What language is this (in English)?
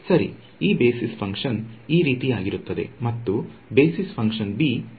Kannada